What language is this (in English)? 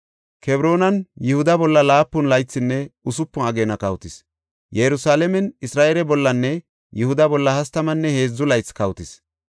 Gofa